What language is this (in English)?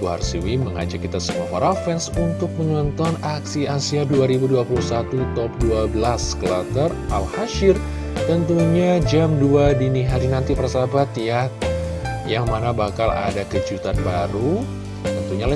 Indonesian